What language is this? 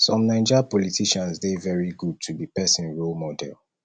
Nigerian Pidgin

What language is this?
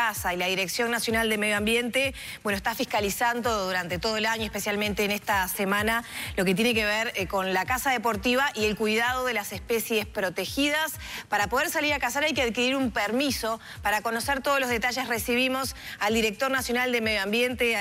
Spanish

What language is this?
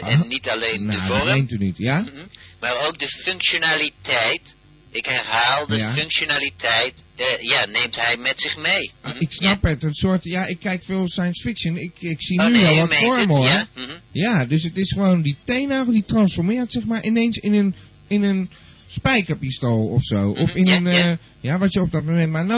Dutch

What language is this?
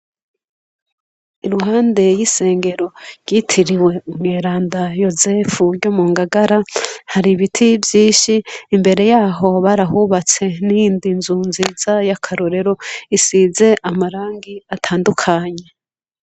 Rundi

